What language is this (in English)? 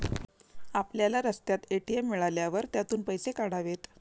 Marathi